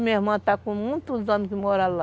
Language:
Portuguese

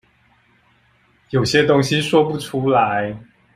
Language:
Chinese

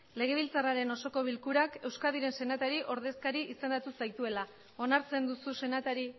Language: Basque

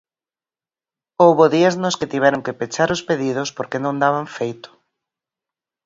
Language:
Galician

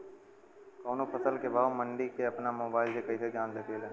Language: Bhojpuri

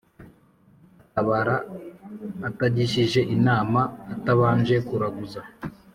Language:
Kinyarwanda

